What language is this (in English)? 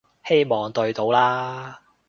Cantonese